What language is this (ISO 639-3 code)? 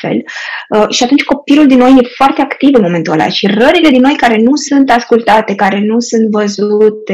ron